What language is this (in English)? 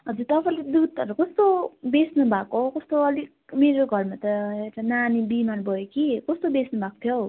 Nepali